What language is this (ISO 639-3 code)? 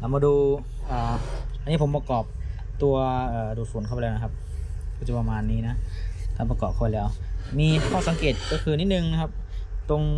tha